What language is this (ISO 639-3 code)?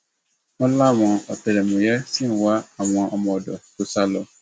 yor